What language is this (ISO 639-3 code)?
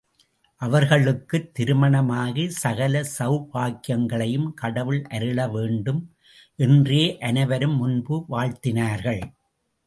tam